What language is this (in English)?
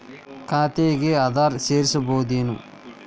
Kannada